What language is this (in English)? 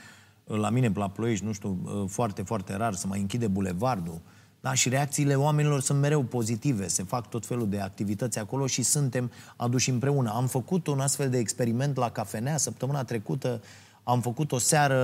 Romanian